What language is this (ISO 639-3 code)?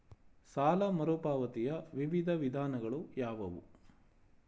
kan